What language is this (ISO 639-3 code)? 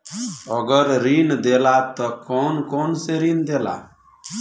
bho